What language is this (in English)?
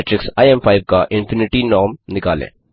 Hindi